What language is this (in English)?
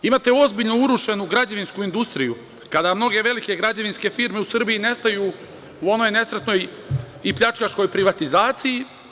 Serbian